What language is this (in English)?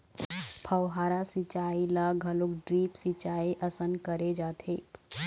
Chhattisgarhi